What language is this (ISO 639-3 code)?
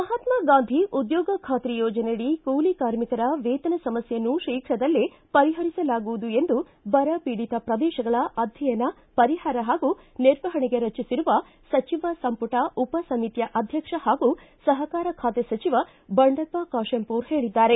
kan